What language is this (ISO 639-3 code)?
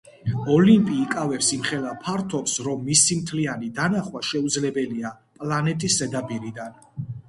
kat